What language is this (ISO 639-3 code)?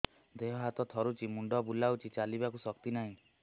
ori